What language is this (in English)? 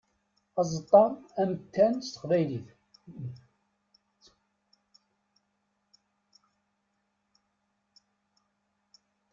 Kabyle